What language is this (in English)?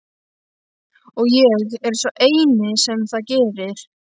Icelandic